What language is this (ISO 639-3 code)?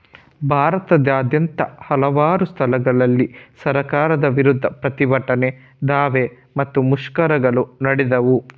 kan